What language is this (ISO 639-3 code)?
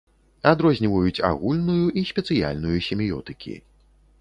bel